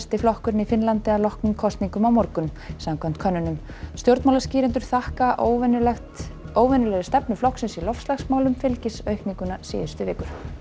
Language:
Icelandic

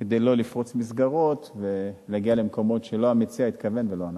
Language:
Hebrew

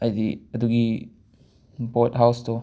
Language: Manipuri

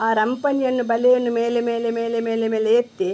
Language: Kannada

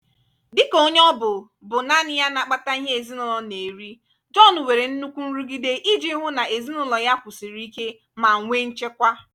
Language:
Igbo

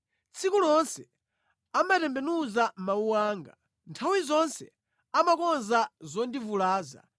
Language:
Nyanja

